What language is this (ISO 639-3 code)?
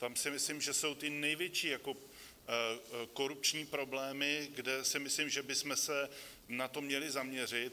ces